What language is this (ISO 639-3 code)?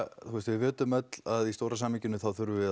isl